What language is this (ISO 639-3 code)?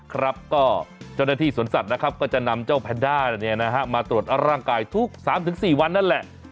tha